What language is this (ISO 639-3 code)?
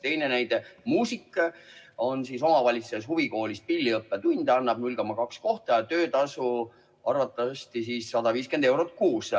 est